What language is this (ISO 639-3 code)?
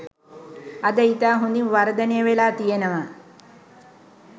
sin